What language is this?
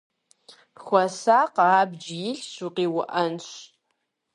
Kabardian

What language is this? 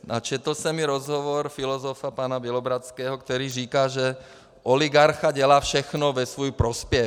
Czech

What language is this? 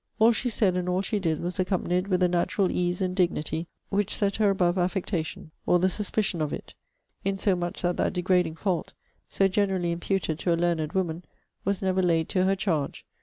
English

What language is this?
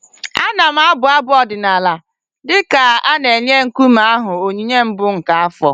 Igbo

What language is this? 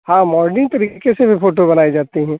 Hindi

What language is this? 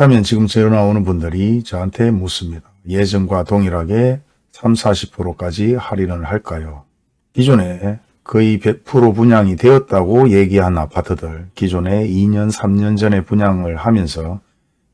Korean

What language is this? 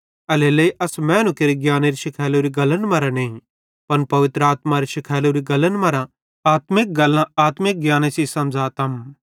Bhadrawahi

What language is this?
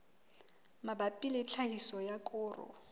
Southern Sotho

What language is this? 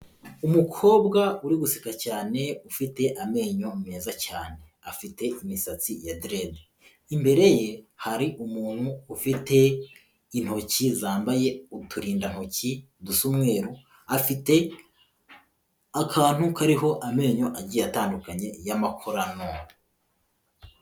Kinyarwanda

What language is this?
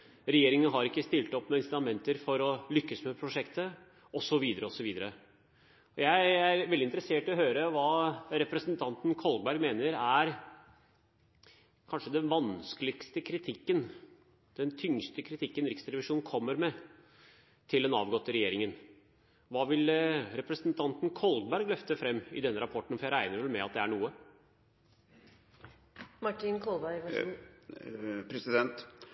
Norwegian Bokmål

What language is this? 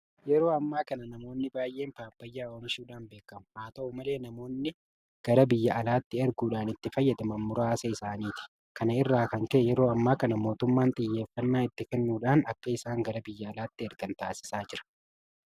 Oromo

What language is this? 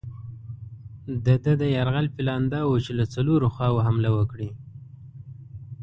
Pashto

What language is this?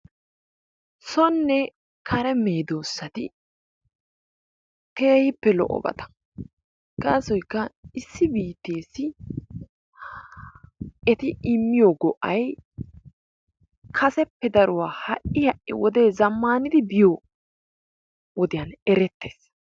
Wolaytta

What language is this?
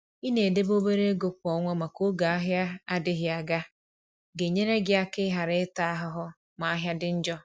Igbo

